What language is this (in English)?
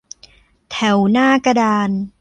Thai